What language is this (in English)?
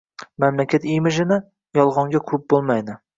Uzbek